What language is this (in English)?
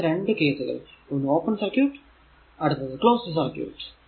Malayalam